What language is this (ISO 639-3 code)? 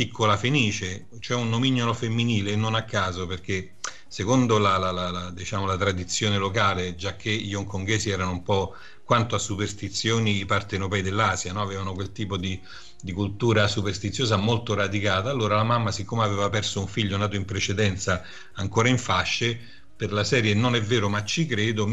ita